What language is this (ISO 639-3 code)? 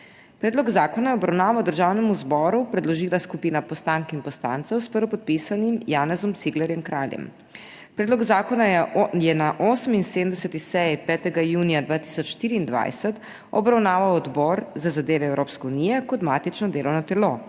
slv